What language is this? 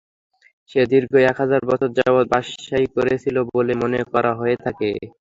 Bangla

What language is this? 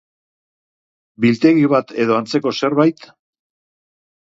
Basque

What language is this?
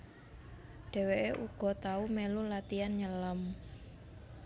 Javanese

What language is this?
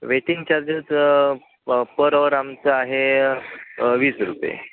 Marathi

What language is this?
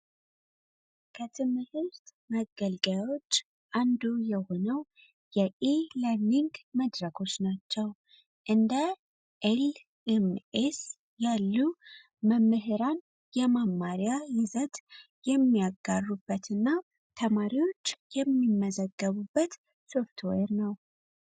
Amharic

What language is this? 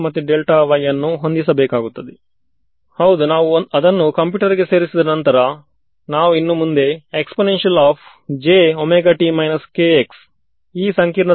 Kannada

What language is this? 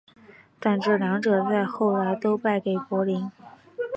Chinese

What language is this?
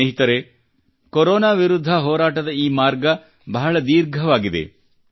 Kannada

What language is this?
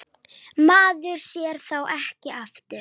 Icelandic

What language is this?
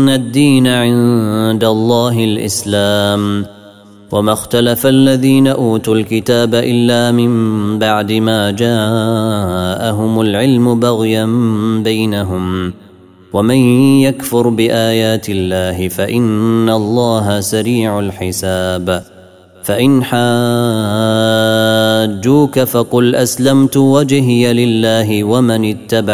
Arabic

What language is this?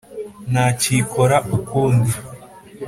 Kinyarwanda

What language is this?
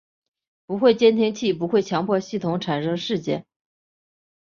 Chinese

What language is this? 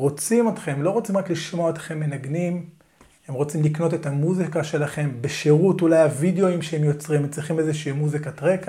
Hebrew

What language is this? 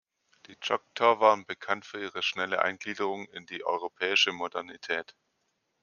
German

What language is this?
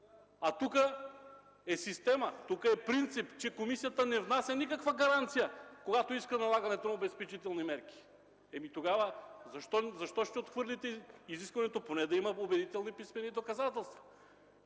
Bulgarian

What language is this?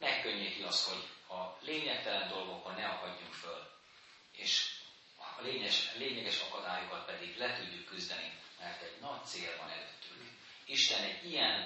Hungarian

